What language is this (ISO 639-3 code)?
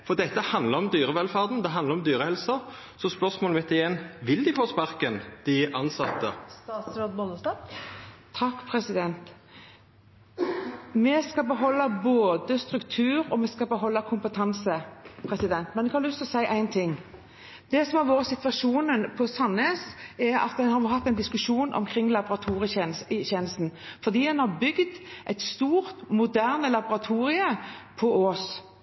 nor